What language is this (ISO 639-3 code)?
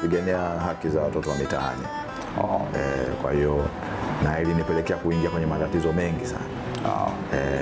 swa